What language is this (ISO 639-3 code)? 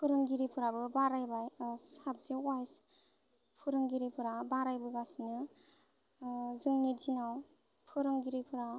brx